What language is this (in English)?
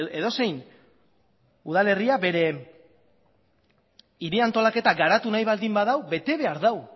Basque